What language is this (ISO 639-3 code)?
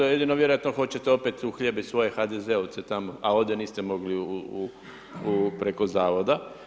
hrv